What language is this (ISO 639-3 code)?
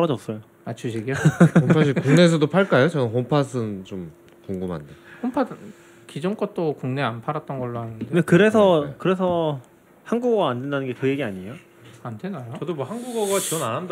kor